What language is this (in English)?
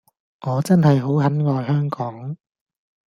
Cantonese